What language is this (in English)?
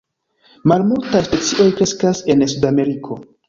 Esperanto